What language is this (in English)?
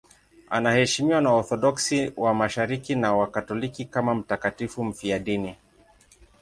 Swahili